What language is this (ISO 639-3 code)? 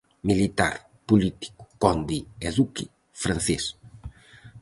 glg